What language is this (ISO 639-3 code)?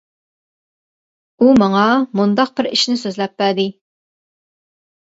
uig